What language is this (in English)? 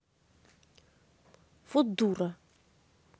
Russian